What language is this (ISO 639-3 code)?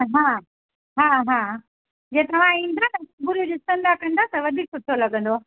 snd